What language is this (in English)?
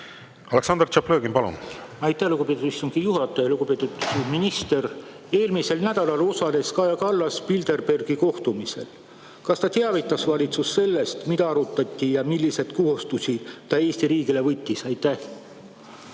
Estonian